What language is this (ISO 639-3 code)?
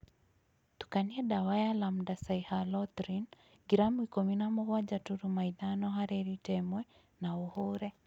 kik